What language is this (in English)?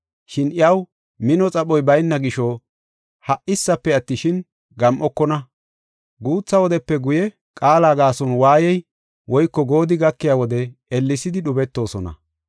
Gofa